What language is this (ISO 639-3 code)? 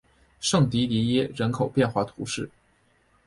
zho